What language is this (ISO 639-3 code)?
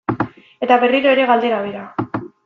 eus